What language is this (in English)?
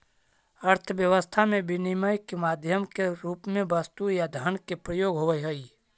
Magahi